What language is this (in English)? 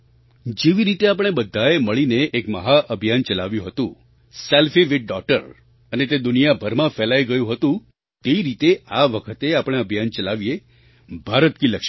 Gujarati